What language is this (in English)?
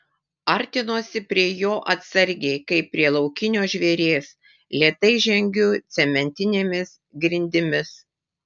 Lithuanian